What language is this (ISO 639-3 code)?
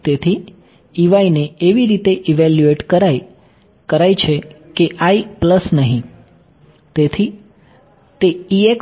guj